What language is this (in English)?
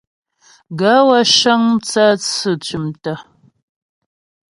Ghomala